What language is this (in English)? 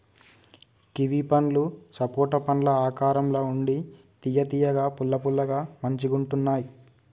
Telugu